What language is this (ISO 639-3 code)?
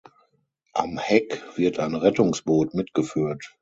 deu